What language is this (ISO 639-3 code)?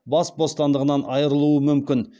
kaz